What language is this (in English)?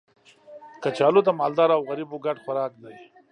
Pashto